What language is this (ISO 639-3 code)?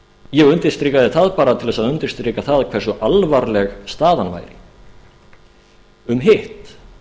isl